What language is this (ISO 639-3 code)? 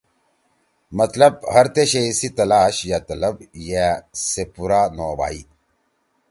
trw